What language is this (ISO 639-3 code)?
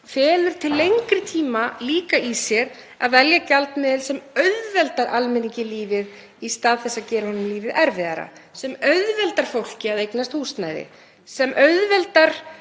isl